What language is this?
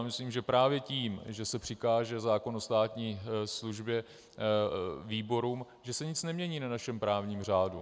Czech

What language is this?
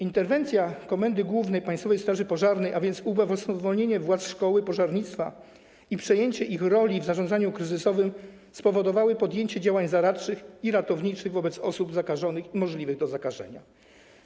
Polish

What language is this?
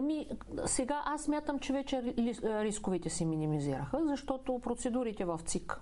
Bulgarian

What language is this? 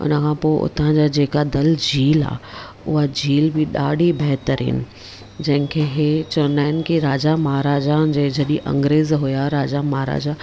Sindhi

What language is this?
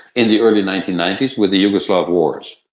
English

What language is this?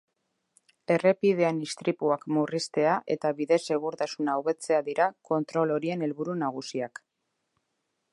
Basque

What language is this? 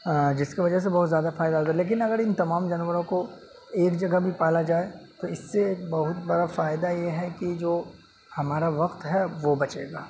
Urdu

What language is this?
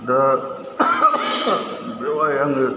Bodo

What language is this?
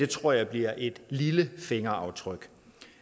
Danish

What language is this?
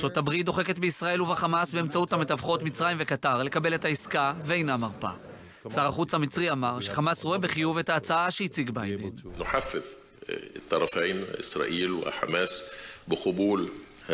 Hebrew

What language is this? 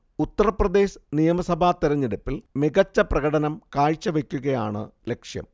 Malayalam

